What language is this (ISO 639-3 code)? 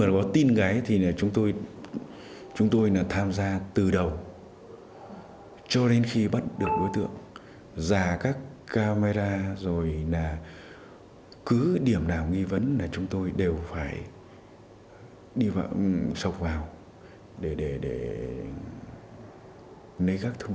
vie